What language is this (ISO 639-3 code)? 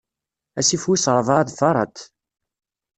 kab